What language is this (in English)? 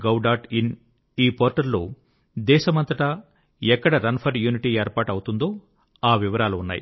Telugu